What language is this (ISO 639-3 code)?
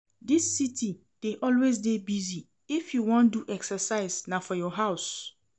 pcm